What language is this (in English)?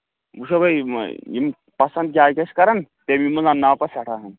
Kashmiri